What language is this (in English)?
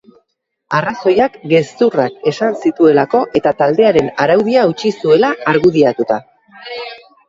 Basque